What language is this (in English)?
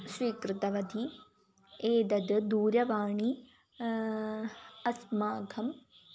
Sanskrit